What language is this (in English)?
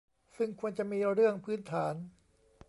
Thai